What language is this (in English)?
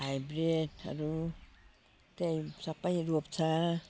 Nepali